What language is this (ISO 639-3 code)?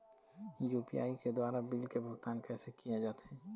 hne